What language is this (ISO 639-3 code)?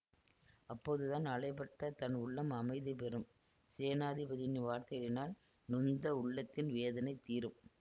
tam